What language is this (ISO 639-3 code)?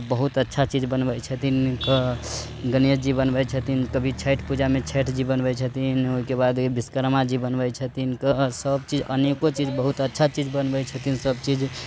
mai